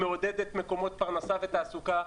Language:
Hebrew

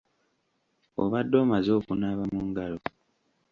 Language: Ganda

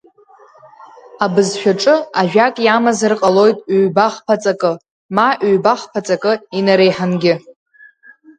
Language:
Abkhazian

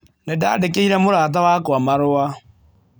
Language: Kikuyu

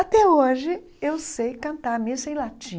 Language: Portuguese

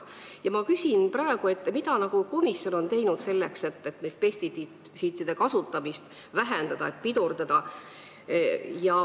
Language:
Estonian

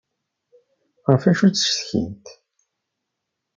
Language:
Kabyle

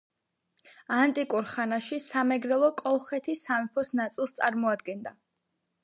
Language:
Georgian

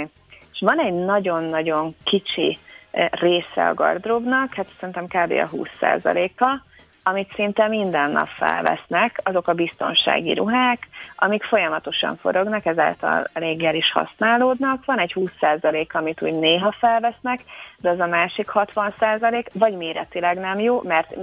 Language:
Hungarian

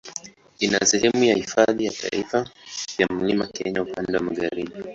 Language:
Swahili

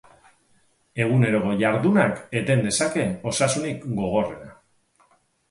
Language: Basque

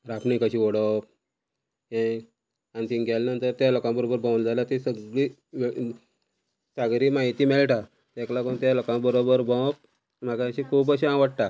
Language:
Konkani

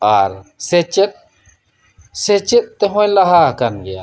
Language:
Santali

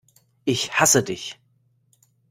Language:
German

